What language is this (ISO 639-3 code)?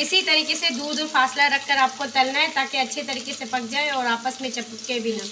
hin